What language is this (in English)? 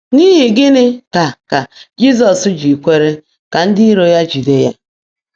Igbo